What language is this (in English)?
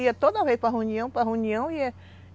Portuguese